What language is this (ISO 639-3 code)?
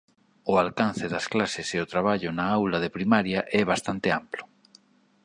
glg